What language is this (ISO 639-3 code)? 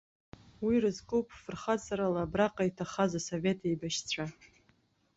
abk